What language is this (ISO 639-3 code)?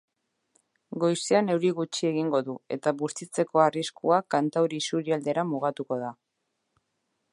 eus